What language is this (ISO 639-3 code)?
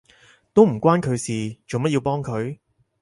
yue